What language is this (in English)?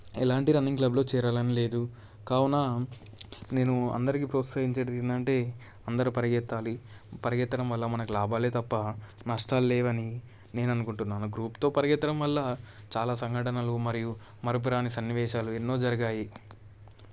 Telugu